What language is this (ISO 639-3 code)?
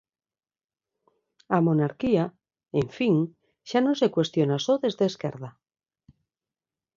glg